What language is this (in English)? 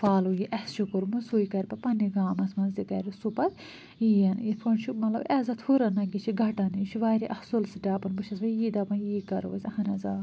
Kashmiri